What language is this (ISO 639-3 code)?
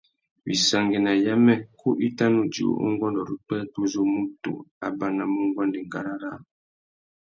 bag